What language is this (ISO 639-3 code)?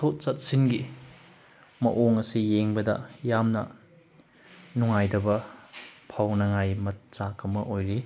mni